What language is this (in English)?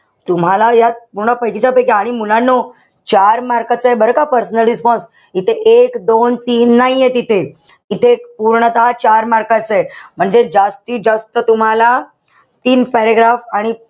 Marathi